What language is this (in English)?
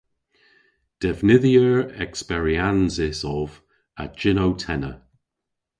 Cornish